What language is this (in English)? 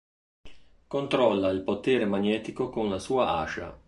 Italian